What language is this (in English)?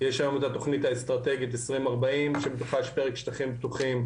Hebrew